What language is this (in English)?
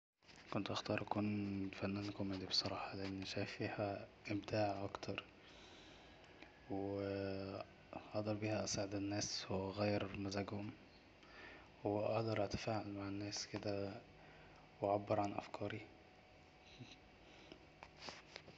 Egyptian Arabic